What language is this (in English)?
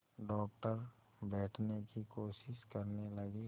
Hindi